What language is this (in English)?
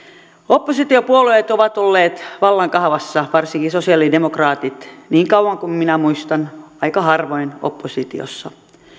Finnish